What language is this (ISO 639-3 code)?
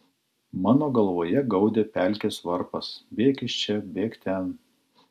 lit